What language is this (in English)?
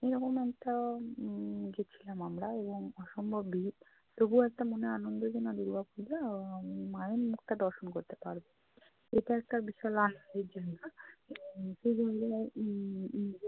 Bangla